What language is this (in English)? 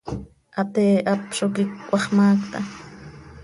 Seri